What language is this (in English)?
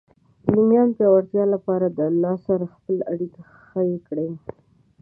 Pashto